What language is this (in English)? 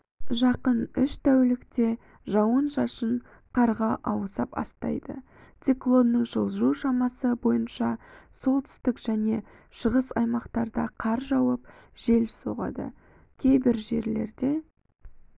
Kazakh